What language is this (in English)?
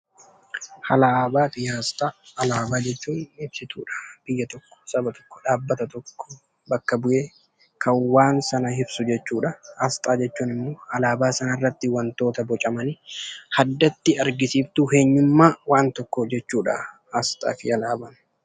Oromo